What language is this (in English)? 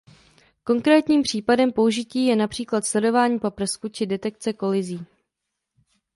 Czech